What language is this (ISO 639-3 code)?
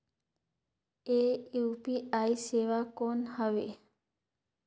hne